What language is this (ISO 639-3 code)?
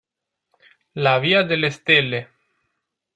ita